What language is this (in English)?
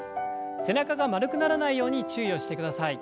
Japanese